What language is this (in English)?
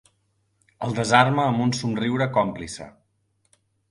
Catalan